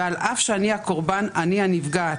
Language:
Hebrew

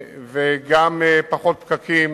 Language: Hebrew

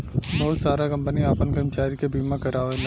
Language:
Bhojpuri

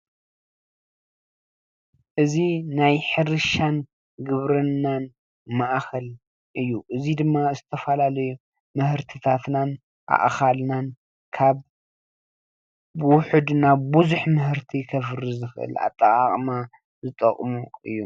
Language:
Tigrinya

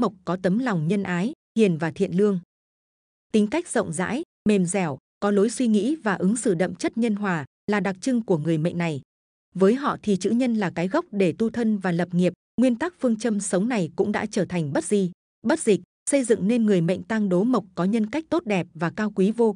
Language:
Vietnamese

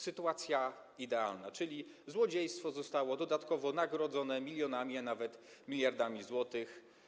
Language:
Polish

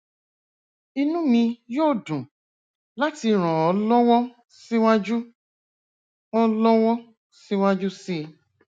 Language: Yoruba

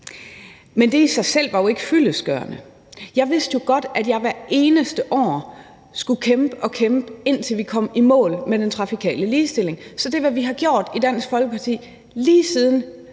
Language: Danish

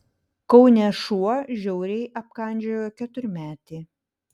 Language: Lithuanian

